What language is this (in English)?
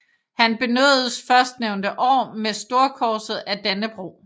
Danish